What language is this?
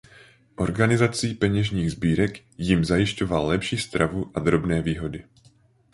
Czech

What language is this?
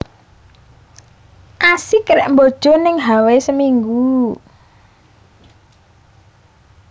Javanese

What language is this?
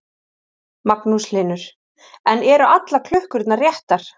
Icelandic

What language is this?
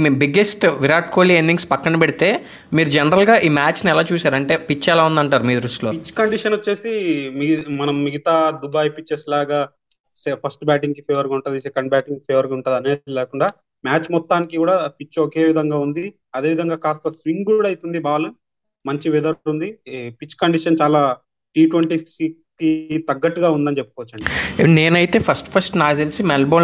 Telugu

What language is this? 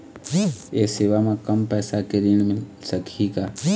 Chhattisgarhi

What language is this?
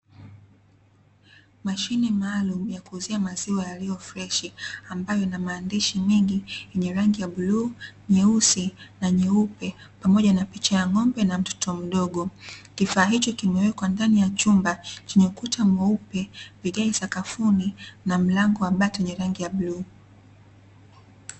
Swahili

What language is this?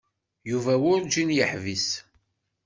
Kabyle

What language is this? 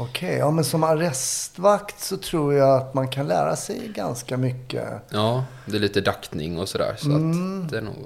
Swedish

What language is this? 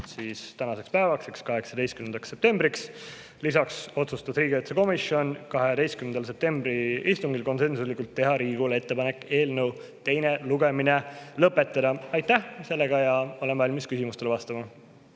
Estonian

